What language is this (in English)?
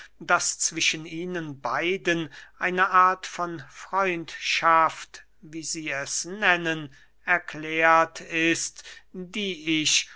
German